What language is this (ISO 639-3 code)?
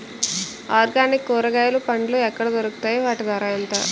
tel